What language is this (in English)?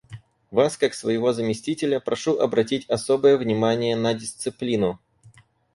Russian